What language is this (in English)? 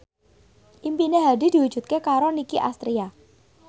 Javanese